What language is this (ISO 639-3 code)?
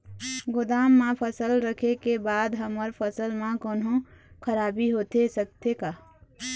hne